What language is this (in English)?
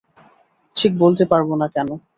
Bangla